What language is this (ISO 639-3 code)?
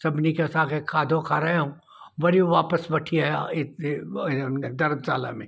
snd